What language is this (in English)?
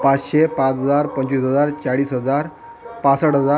Marathi